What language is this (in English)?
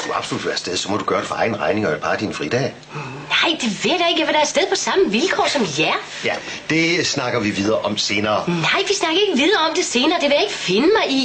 Danish